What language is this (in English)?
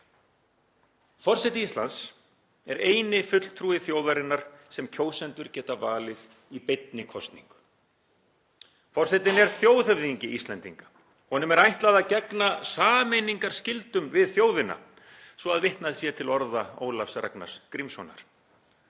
Icelandic